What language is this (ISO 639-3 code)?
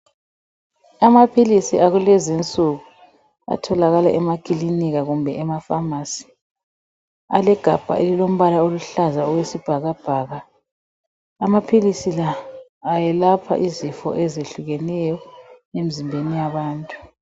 nde